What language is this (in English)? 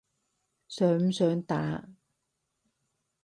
Cantonese